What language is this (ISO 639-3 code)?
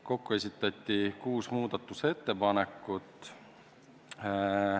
est